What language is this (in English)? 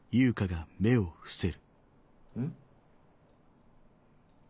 Japanese